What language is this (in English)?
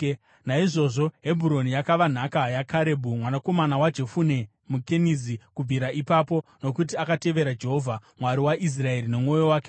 Shona